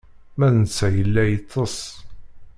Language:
Kabyle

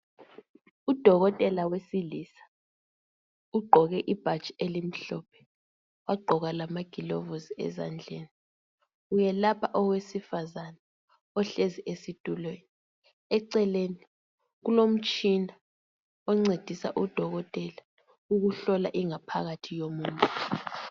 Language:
North Ndebele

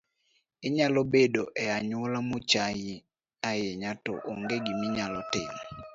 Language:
Luo (Kenya and Tanzania)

